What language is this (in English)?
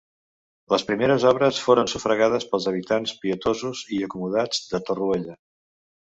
Catalan